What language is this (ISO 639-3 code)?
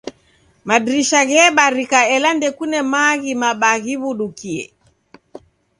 dav